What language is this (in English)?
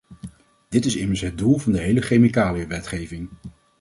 Dutch